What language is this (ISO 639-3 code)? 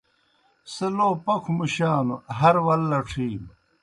plk